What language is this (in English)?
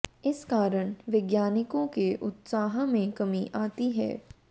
Hindi